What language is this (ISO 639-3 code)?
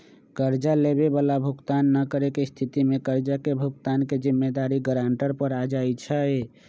mag